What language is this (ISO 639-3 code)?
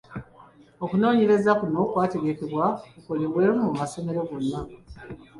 lug